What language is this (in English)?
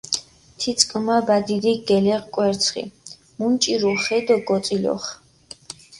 Mingrelian